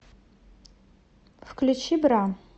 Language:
Russian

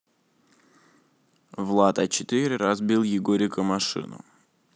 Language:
Russian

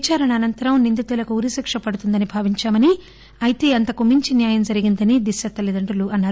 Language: Telugu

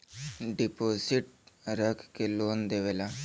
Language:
Bhojpuri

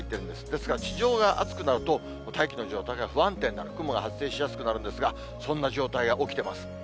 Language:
Japanese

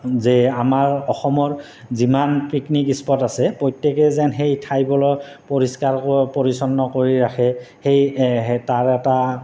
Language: Assamese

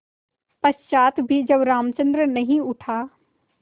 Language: Hindi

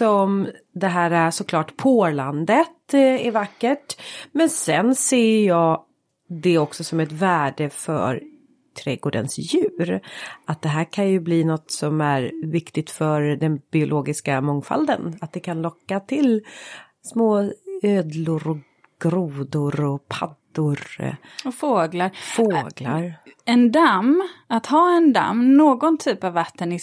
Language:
Swedish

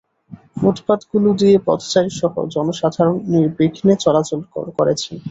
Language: Bangla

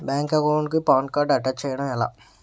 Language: Telugu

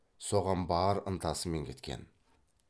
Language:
Kazakh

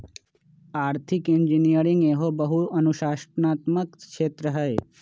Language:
Magahi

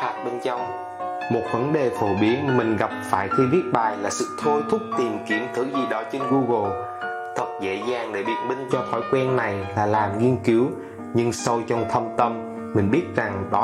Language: Vietnamese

